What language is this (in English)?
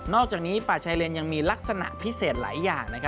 Thai